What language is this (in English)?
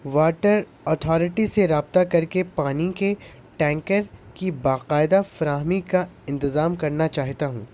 Urdu